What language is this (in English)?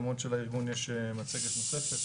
Hebrew